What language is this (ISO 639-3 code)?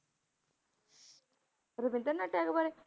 pan